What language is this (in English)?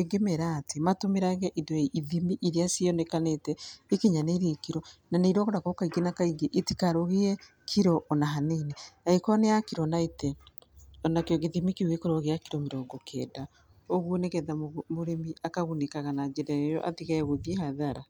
Kikuyu